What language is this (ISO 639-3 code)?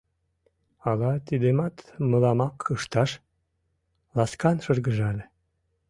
chm